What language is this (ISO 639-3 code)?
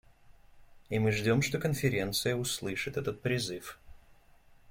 rus